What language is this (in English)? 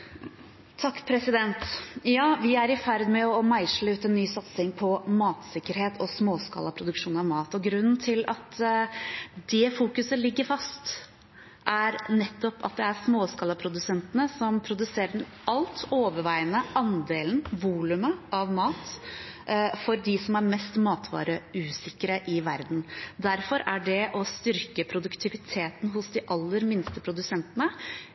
Norwegian Bokmål